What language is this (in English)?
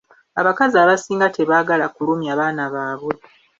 Ganda